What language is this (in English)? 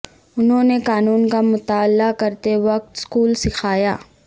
Urdu